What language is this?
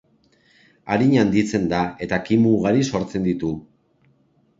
Basque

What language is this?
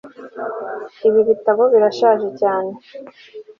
Kinyarwanda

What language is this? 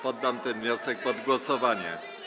Polish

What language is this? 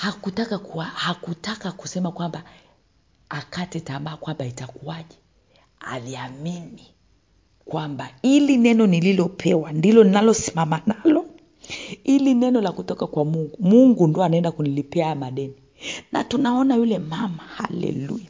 Swahili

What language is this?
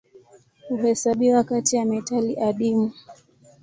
Swahili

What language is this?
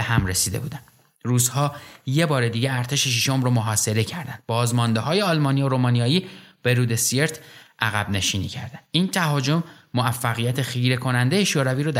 Persian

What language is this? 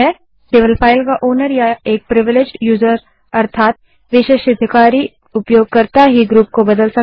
Hindi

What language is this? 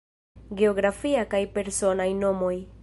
Esperanto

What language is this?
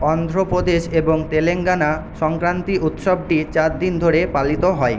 Bangla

